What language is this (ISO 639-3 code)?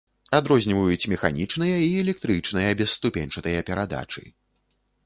bel